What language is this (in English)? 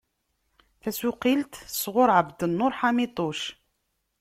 Kabyle